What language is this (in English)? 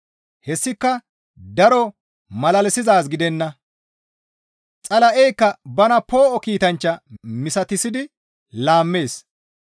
Gamo